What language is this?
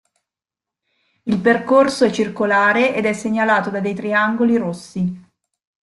Italian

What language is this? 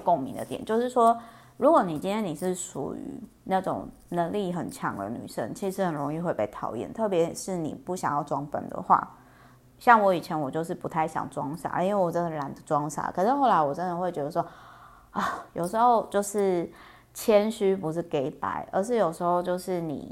Chinese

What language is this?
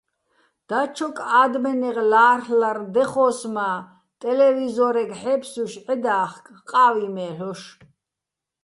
Bats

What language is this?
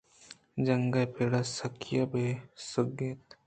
Eastern Balochi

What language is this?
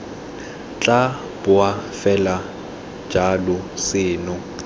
Tswana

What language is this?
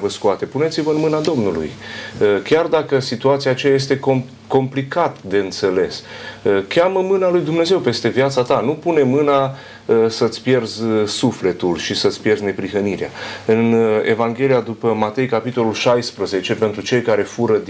Romanian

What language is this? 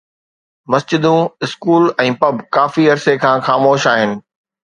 Sindhi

